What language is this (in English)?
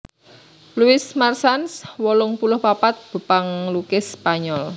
Javanese